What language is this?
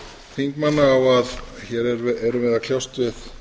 Icelandic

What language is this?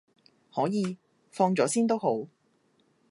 Cantonese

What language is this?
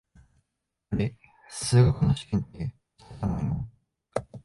Japanese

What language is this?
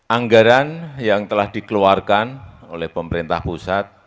Indonesian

